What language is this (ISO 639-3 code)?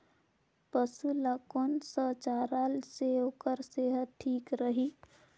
hne